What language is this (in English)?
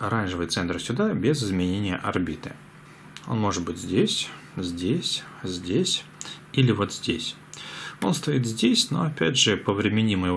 Russian